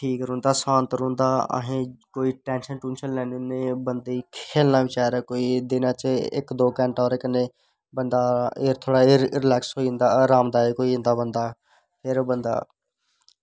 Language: Dogri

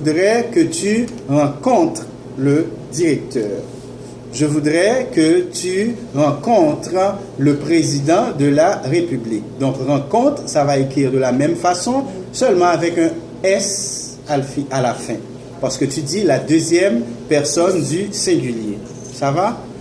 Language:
French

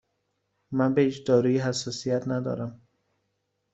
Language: Persian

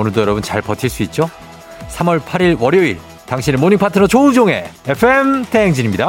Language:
Korean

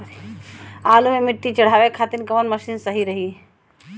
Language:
Bhojpuri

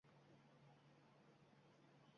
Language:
Uzbek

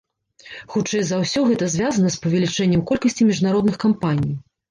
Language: Belarusian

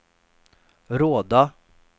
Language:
Swedish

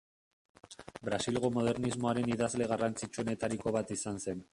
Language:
Basque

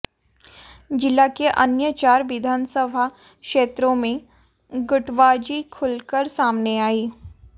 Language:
Hindi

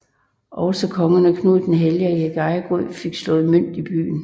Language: Danish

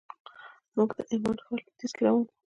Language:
Pashto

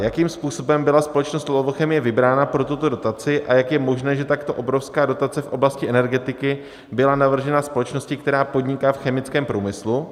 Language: Czech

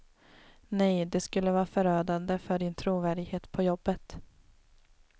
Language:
Swedish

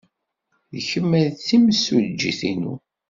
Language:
Kabyle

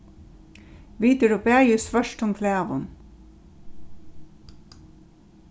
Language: Faroese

